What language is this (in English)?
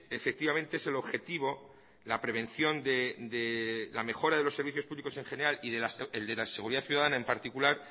Spanish